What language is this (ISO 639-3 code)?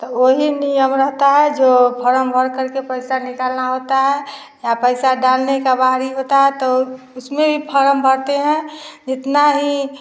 hin